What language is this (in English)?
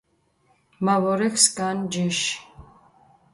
Mingrelian